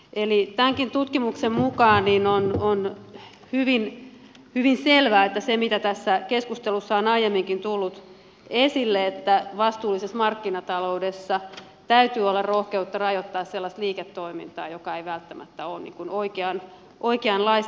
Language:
Finnish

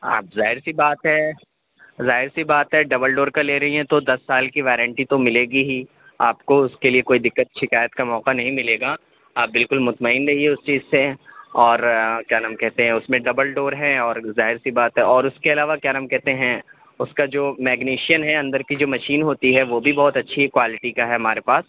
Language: Urdu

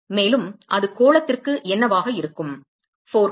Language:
Tamil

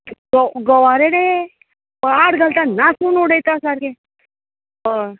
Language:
Konkani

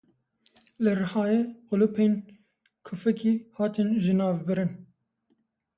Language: Kurdish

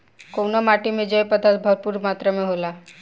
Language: Bhojpuri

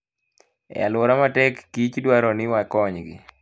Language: Luo (Kenya and Tanzania)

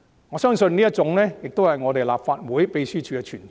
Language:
Cantonese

